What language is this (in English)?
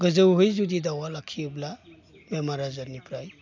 Bodo